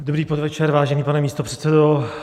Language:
Czech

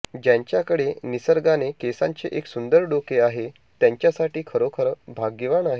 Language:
Marathi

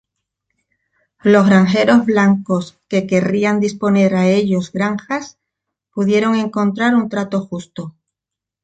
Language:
Spanish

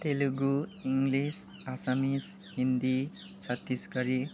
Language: Nepali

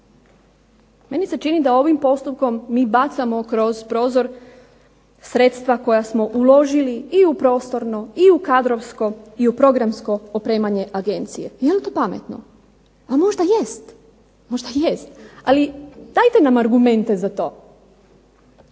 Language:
Croatian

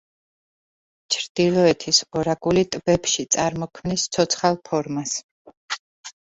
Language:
Georgian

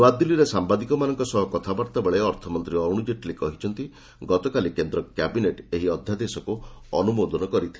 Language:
Odia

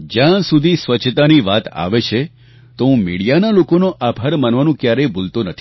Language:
Gujarati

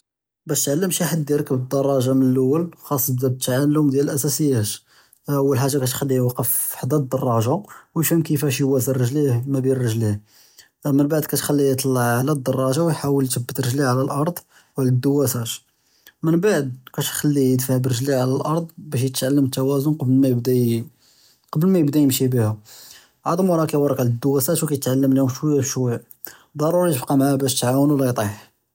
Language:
Judeo-Arabic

